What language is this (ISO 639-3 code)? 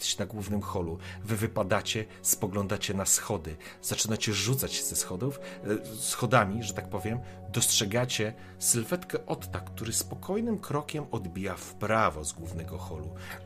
pol